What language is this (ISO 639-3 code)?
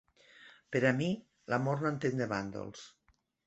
cat